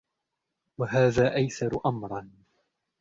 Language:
Arabic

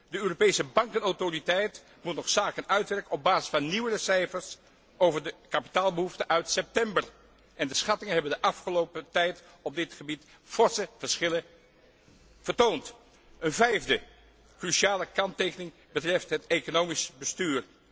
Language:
Dutch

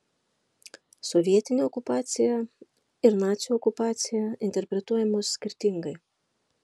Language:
Lithuanian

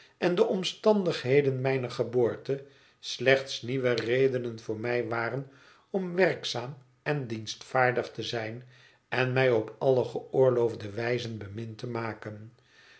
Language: Dutch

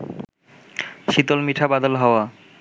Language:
Bangla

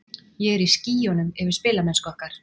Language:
Icelandic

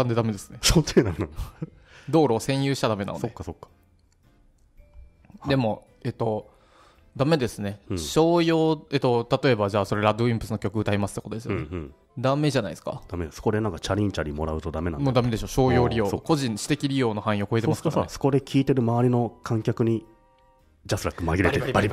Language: Japanese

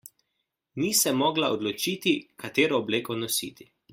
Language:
Slovenian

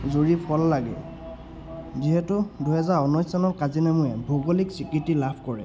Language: Assamese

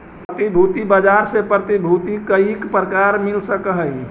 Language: Magahi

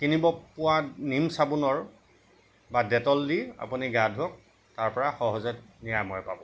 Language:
Assamese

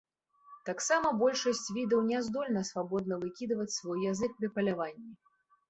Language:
Belarusian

